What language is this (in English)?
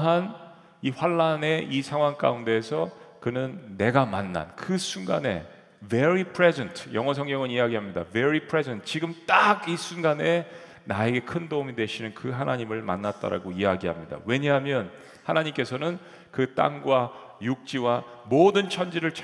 Korean